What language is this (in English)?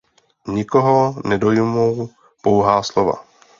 Czech